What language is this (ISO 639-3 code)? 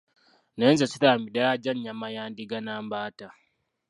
lug